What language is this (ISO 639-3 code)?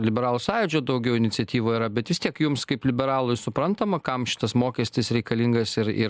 lit